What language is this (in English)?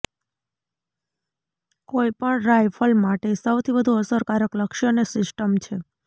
Gujarati